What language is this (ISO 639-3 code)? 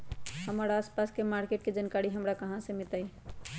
mag